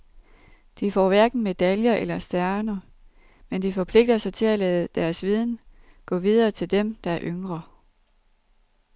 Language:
Danish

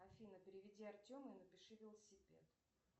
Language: Russian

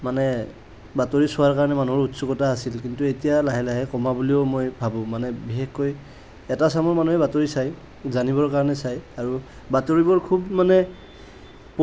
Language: Assamese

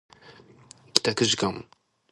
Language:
Japanese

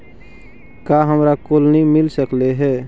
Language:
Magahi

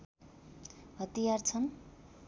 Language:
Nepali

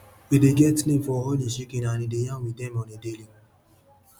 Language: Nigerian Pidgin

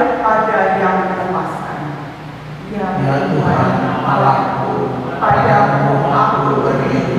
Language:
Indonesian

